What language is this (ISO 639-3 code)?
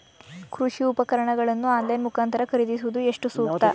kan